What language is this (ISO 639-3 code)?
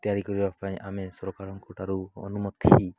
ori